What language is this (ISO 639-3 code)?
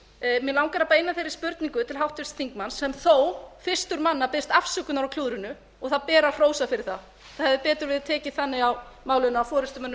isl